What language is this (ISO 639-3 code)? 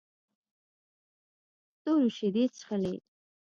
pus